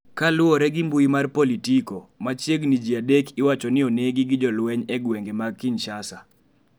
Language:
Luo (Kenya and Tanzania)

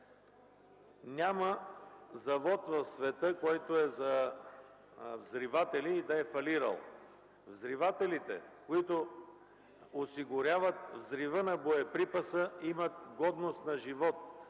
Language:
Bulgarian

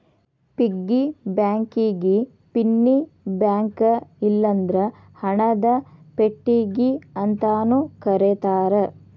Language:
Kannada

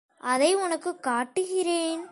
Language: Tamil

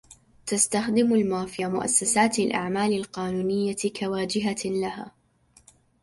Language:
Arabic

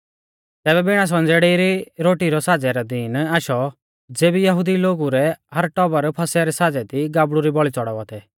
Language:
Mahasu Pahari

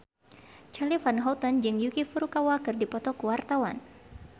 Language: Sundanese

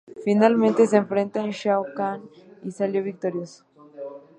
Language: Spanish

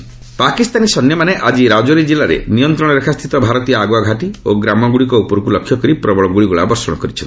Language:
Odia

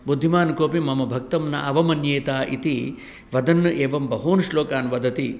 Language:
Sanskrit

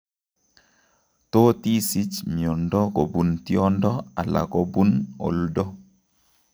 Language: Kalenjin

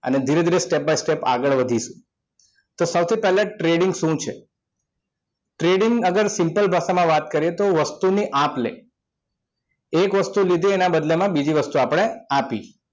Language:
Gujarati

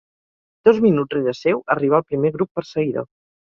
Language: Catalan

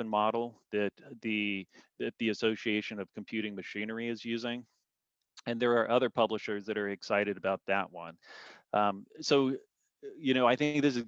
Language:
English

